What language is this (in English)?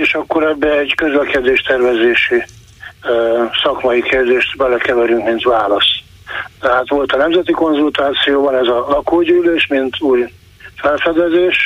Hungarian